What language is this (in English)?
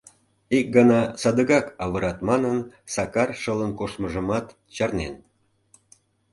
Mari